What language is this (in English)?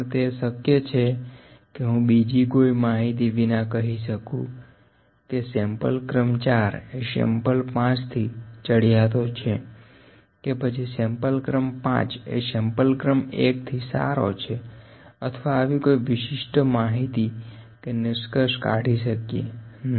Gujarati